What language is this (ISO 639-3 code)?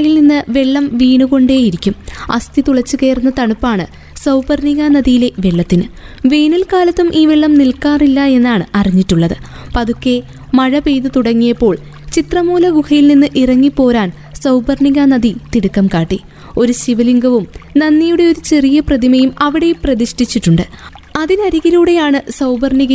mal